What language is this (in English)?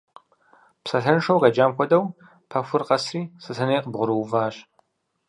Kabardian